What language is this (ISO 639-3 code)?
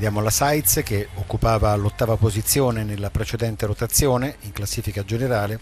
ita